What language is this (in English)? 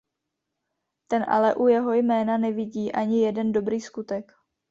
Czech